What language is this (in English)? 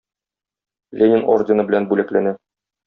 Tatar